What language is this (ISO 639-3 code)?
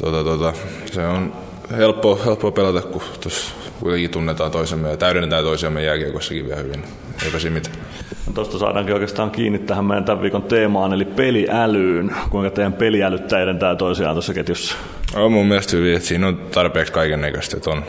fin